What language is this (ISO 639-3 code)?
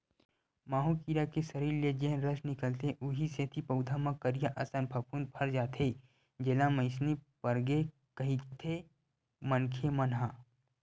hne